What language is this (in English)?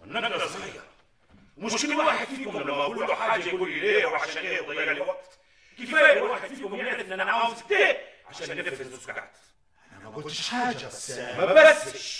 Arabic